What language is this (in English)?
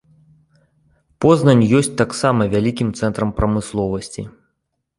Belarusian